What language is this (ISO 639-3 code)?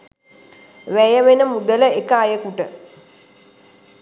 sin